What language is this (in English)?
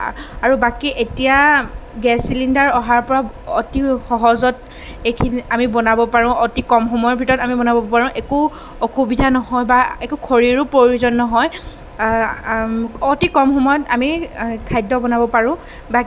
Assamese